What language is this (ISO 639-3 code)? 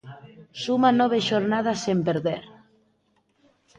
glg